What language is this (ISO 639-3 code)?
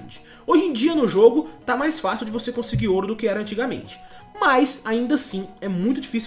por